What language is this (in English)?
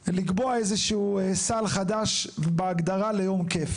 Hebrew